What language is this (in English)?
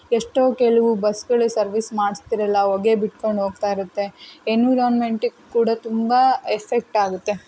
Kannada